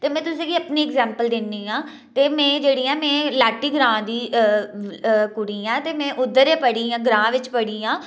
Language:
Dogri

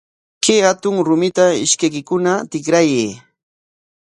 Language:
Corongo Ancash Quechua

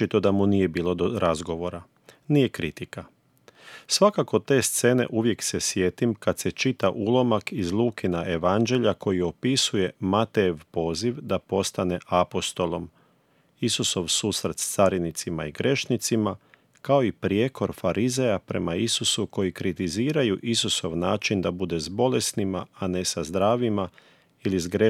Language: Croatian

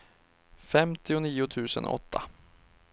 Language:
Swedish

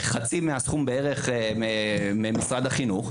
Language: Hebrew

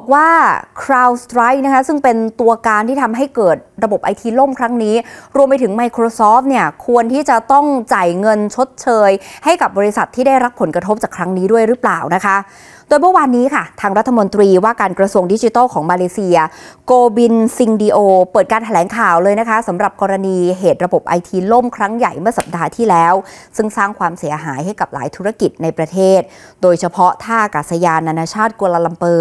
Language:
Thai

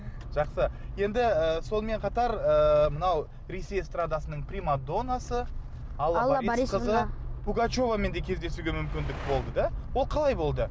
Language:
Kazakh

